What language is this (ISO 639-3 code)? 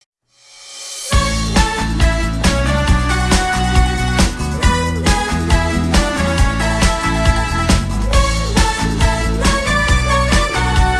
kor